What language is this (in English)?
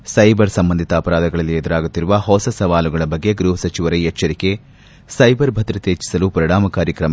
Kannada